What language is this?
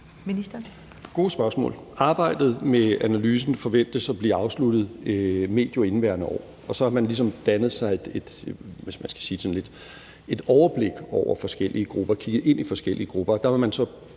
Danish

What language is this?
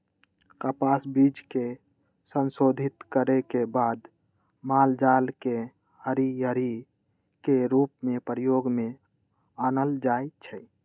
Magahi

